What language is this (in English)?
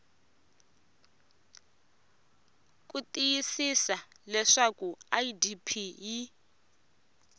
Tsonga